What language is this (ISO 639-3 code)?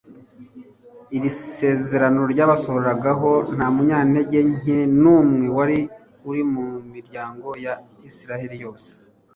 kin